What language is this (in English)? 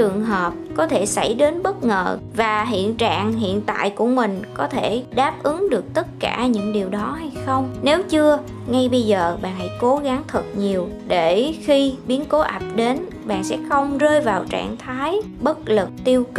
Vietnamese